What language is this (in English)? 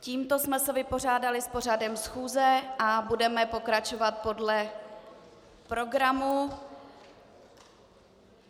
Czech